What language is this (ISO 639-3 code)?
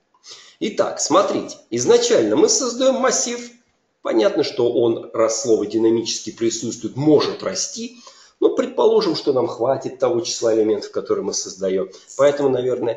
rus